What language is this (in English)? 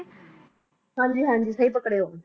Punjabi